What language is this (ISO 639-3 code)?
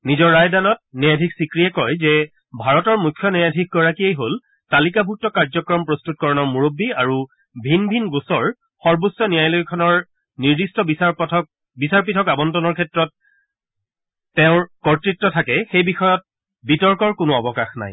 asm